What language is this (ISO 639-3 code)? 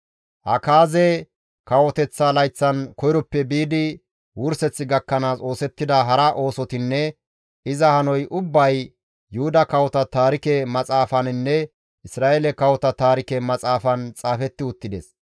gmv